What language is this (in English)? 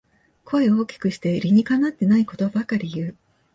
Japanese